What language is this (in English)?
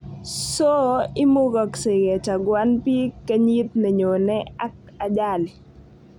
Kalenjin